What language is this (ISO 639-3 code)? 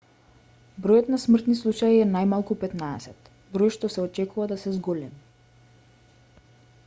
mkd